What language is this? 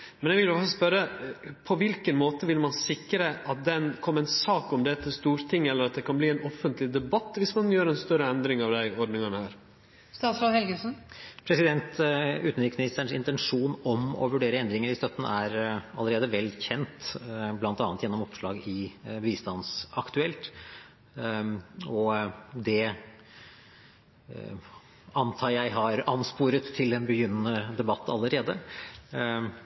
Norwegian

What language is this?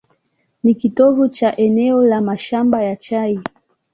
Swahili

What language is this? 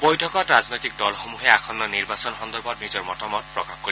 Assamese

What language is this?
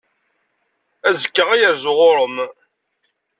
Kabyle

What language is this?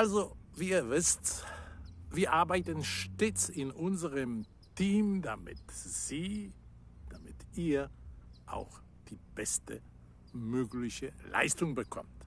German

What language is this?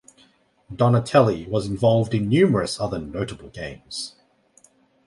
English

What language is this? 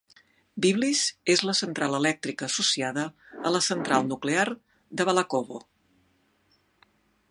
Catalan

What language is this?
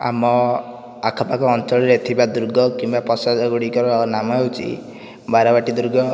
Odia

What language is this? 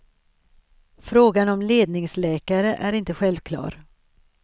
Swedish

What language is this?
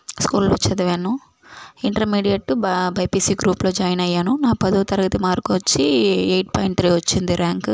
Telugu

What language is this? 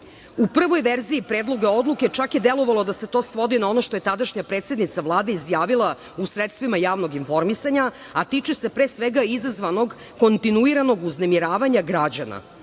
Serbian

